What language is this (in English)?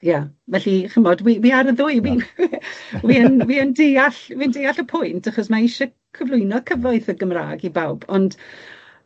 Welsh